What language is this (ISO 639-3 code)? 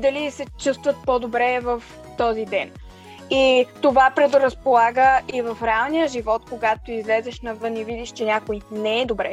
bul